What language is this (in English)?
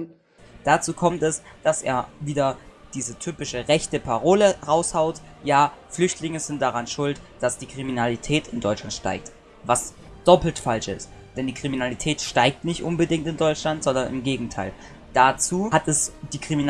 German